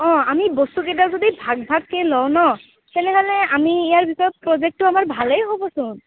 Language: Assamese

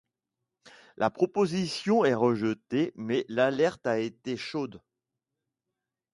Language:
French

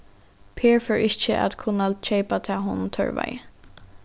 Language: Faroese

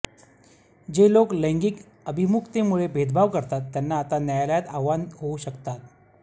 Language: Marathi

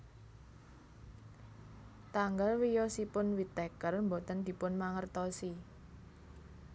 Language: Javanese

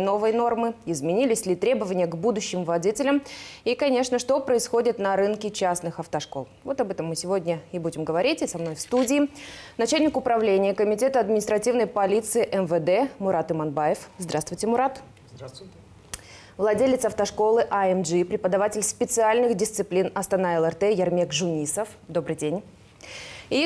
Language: Russian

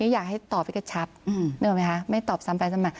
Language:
Thai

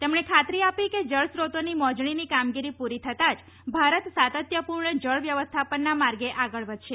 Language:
Gujarati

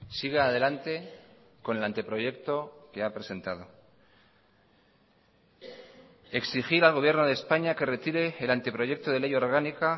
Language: Spanish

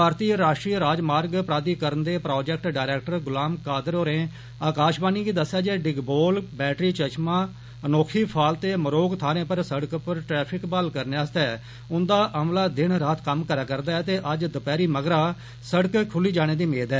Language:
Dogri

